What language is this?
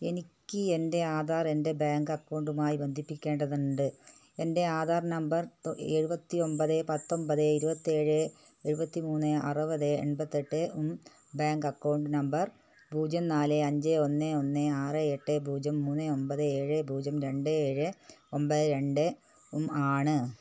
Malayalam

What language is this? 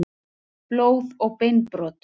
Icelandic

